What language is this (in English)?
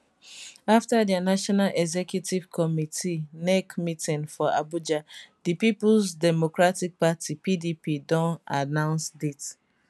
Nigerian Pidgin